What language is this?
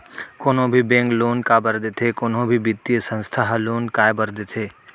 Chhattisgarhi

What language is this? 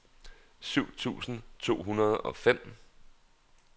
Danish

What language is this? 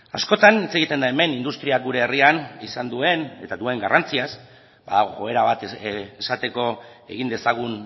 Basque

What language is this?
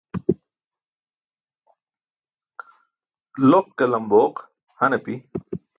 Burushaski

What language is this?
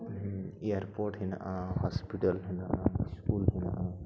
Santali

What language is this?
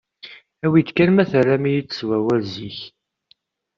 Kabyle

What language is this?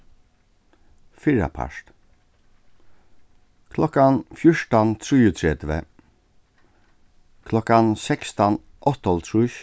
Faroese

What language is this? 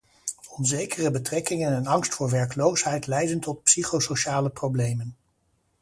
Dutch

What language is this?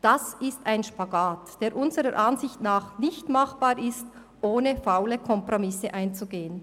Swiss German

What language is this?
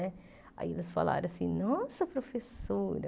Portuguese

